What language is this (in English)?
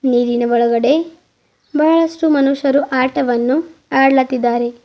Kannada